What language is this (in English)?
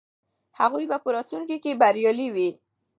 Pashto